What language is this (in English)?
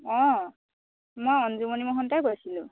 Assamese